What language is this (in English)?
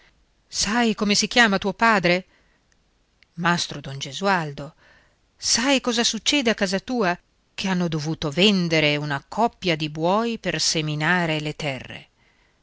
Italian